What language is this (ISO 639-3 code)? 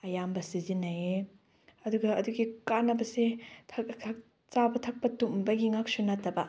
mni